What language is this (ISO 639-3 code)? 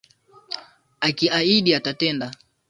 swa